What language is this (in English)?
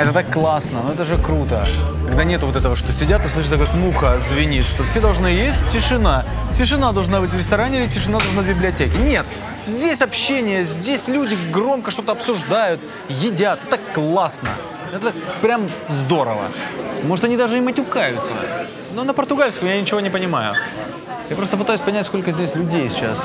Russian